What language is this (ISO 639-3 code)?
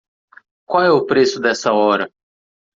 por